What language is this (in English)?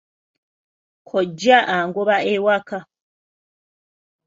Ganda